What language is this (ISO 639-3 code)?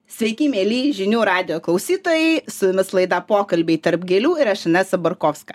lit